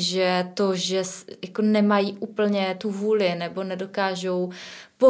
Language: Czech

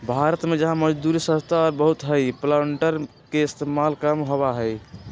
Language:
Magahi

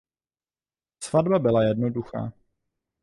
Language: Czech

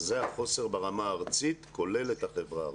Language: Hebrew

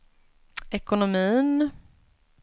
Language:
Swedish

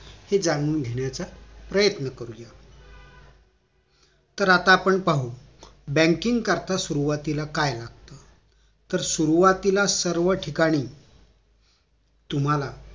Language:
Marathi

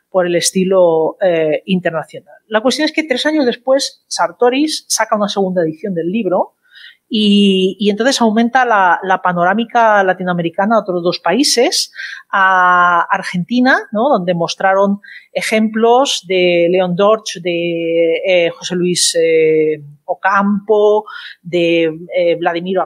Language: Spanish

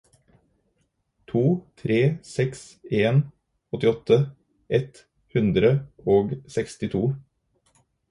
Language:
Norwegian Bokmål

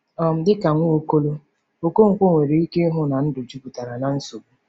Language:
Igbo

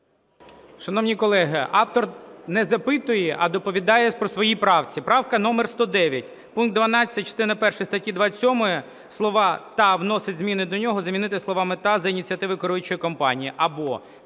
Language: Ukrainian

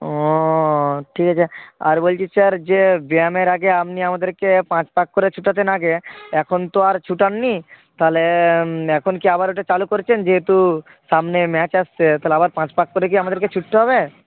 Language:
Bangla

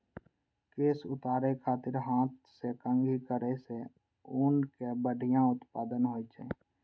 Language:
Maithili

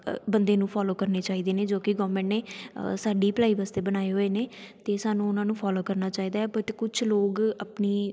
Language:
Punjabi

